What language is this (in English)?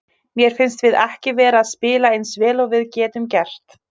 Icelandic